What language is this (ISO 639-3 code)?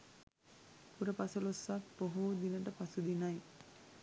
sin